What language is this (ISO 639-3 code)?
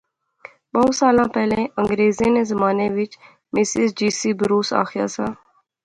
phr